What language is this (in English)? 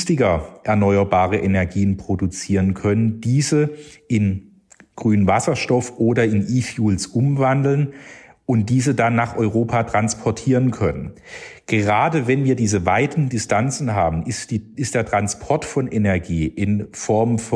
German